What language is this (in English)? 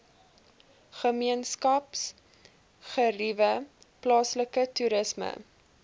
Afrikaans